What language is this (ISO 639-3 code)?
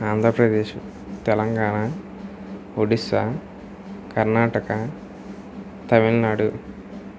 tel